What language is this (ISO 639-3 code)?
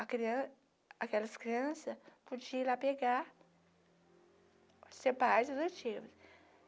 por